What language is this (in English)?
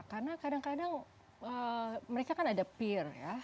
Indonesian